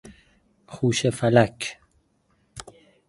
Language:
Persian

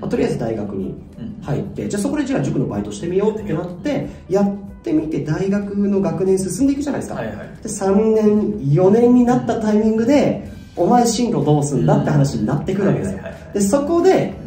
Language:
Japanese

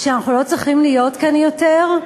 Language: Hebrew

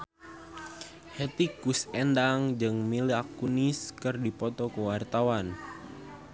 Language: Sundanese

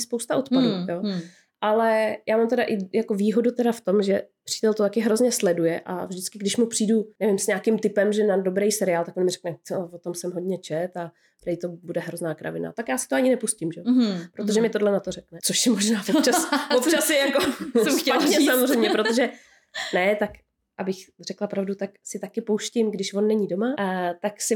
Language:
Czech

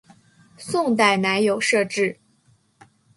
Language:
Chinese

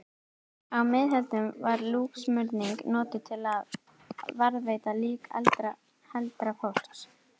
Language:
Icelandic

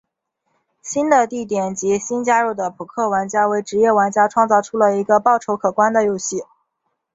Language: Chinese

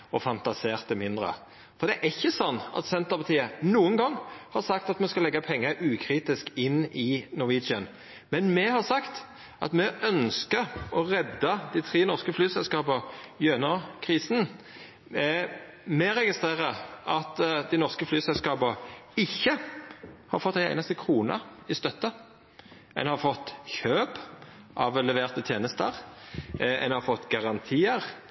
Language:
Norwegian Nynorsk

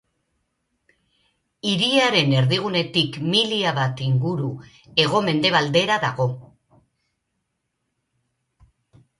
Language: Basque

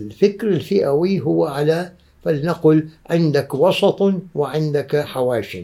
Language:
Arabic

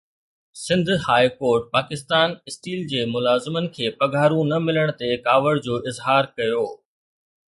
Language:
Sindhi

